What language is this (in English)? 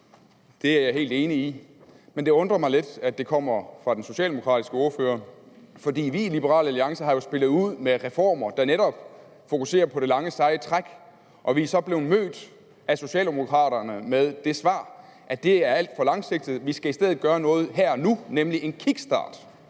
Danish